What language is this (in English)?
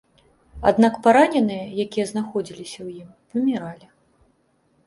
Belarusian